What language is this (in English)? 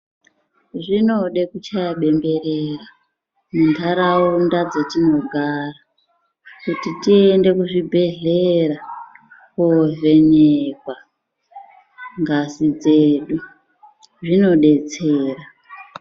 Ndau